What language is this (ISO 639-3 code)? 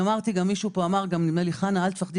heb